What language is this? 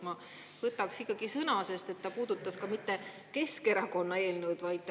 Estonian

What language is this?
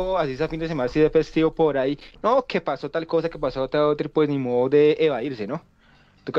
Spanish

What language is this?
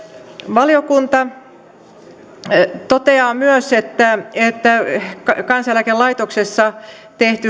Finnish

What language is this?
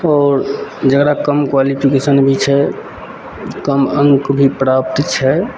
Maithili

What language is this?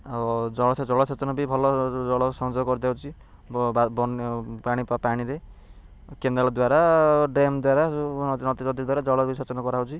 Odia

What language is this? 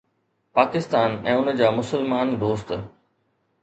Sindhi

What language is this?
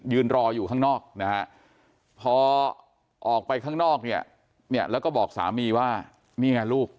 Thai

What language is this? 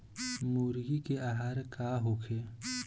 Bhojpuri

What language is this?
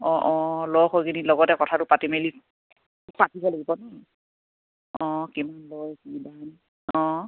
Assamese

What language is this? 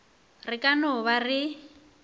Northern Sotho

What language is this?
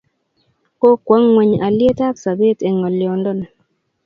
Kalenjin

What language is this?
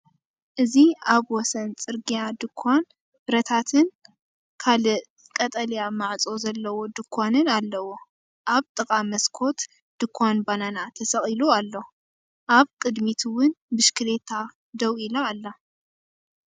Tigrinya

